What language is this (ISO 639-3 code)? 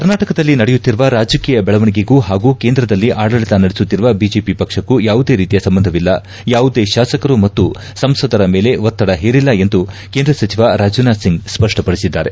kan